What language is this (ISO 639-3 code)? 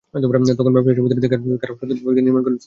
ben